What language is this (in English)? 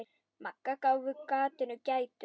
Icelandic